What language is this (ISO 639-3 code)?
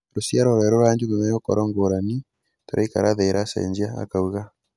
kik